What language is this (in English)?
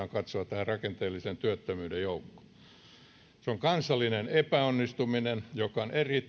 Finnish